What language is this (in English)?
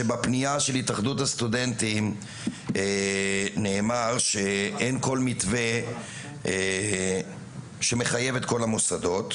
Hebrew